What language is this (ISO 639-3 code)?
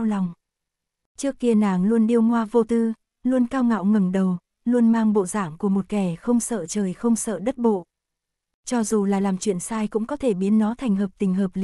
vie